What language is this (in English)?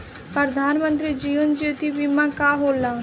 Bhojpuri